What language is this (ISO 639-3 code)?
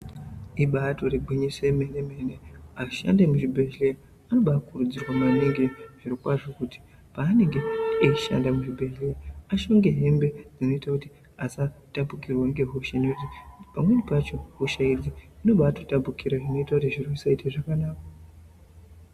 ndc